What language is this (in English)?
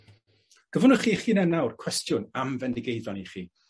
Welsh